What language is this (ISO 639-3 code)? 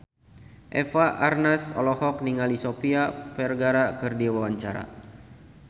sun